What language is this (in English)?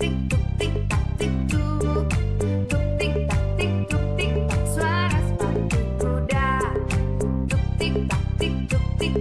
Indonesian